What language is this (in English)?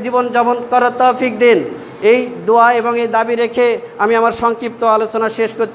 Indonesian